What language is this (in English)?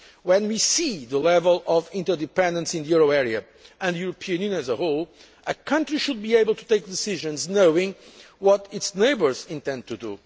English